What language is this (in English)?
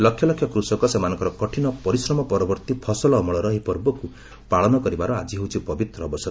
Odia